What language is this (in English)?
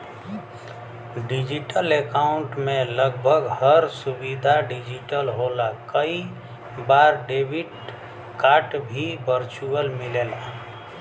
Bhojpuri